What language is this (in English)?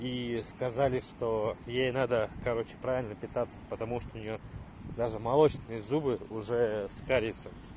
Russian